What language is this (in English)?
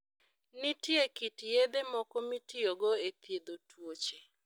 Luo (Kenya and Tanzania)